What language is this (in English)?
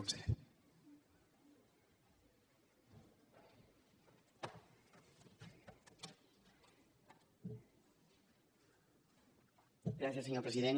Catalan